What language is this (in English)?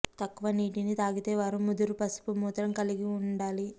Telugu